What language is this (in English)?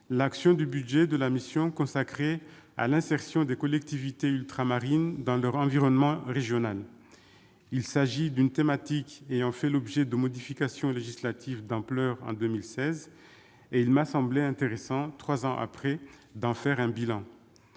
French